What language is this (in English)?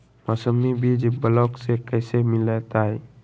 Magahi